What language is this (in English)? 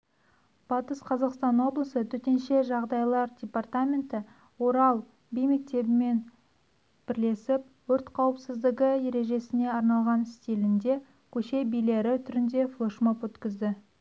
Kazakh